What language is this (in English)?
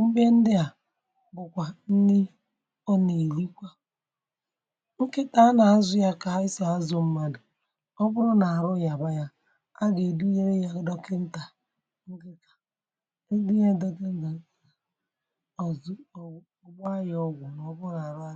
Igbo